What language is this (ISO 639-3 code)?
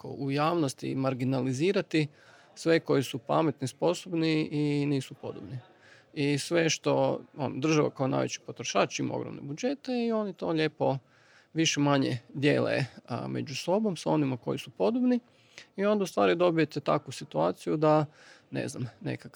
hrv